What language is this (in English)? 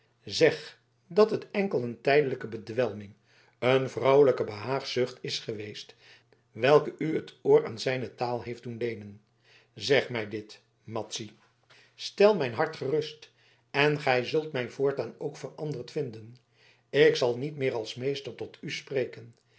Dutch